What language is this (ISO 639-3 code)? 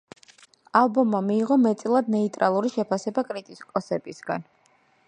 kat